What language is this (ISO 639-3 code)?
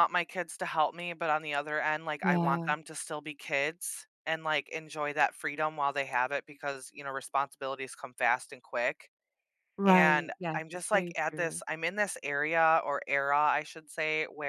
eng